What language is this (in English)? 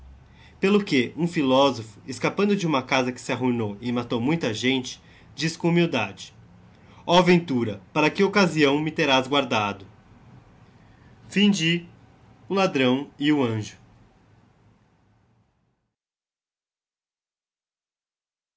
Portuguese